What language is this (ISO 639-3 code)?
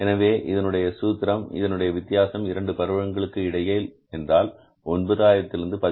tam